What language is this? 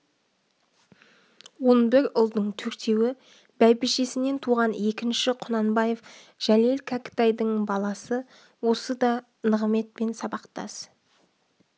Kazakh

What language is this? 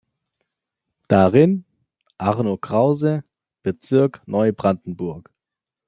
German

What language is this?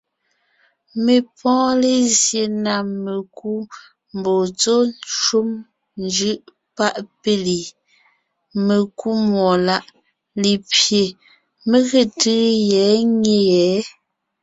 Ngiemboon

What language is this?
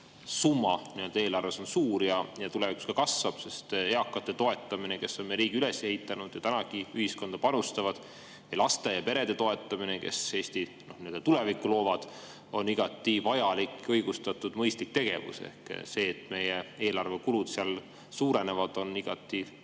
Estonian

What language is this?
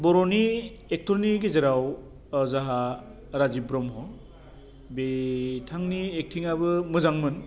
Bodo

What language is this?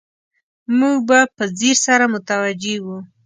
Pashto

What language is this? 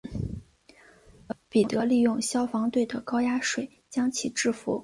Chinese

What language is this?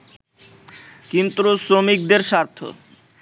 Bangla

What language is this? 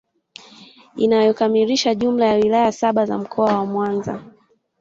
Swahili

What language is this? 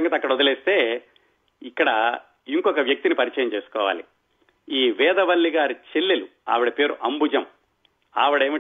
Telugu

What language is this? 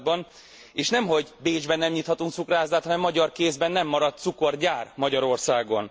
Hungarian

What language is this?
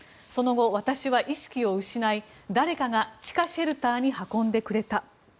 Japanese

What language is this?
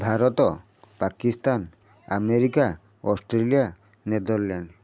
Odia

